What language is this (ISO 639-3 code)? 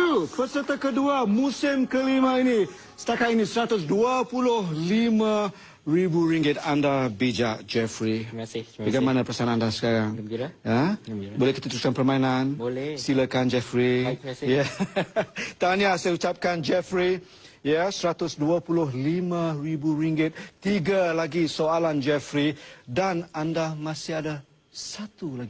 msa